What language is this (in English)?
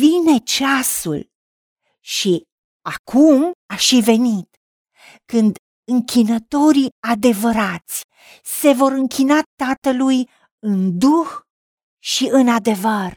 Romanian